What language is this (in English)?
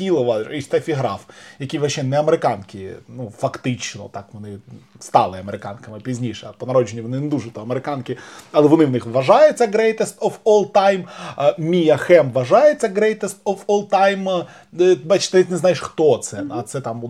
Ukrainian